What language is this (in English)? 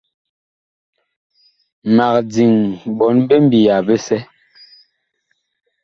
Bakoko